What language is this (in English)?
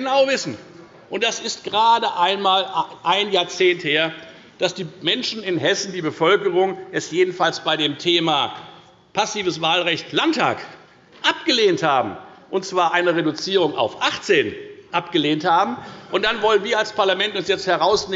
German